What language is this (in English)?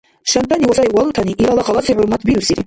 Dargwa